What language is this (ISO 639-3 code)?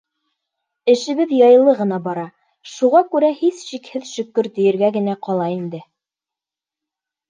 bak